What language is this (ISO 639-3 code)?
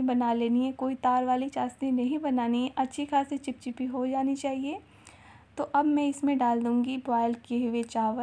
hin